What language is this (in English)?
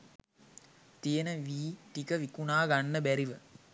Sinhala